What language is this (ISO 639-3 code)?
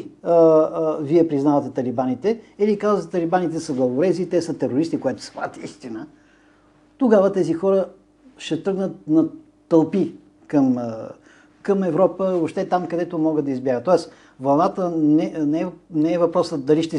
bul